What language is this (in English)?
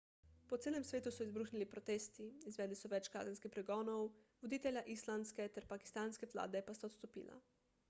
Slovenian